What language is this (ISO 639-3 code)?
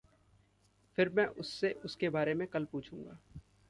hin